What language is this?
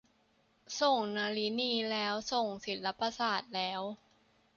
Thai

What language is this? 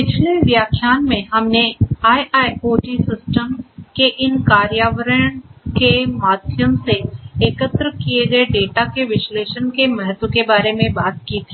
Hindi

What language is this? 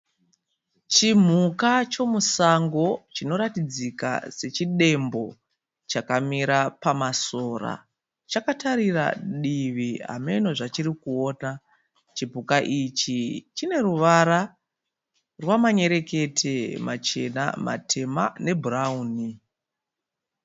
Shona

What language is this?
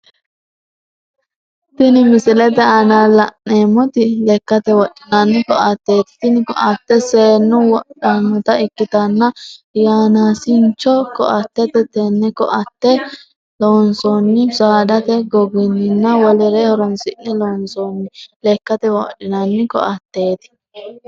Sidamo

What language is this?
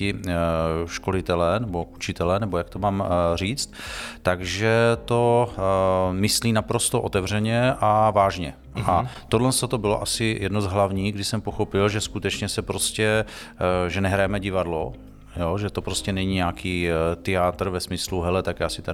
Czech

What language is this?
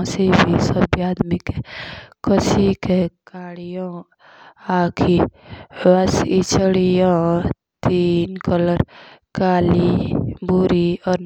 Jaunsari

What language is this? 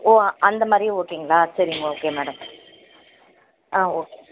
Tamil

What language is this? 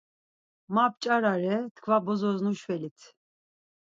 Laz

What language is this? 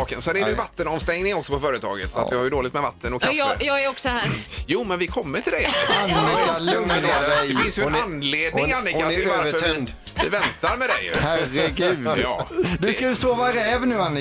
Swedish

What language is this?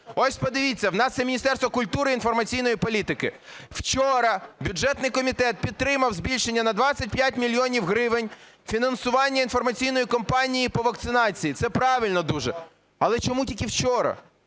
Ukrainian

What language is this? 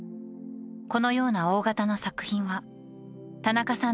Japanese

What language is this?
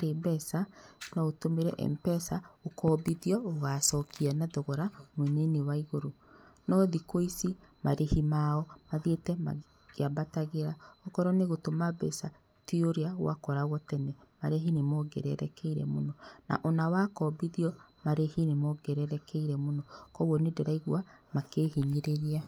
Kikuyu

